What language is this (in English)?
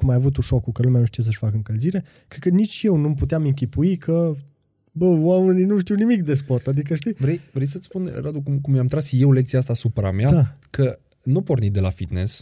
Romanian